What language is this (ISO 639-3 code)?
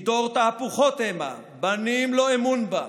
heb